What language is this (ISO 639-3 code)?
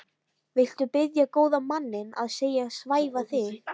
isl